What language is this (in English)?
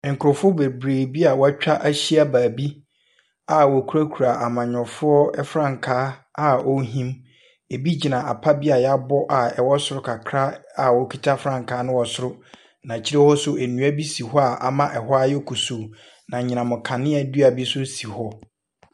Akan